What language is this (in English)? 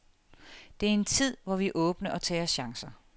Danish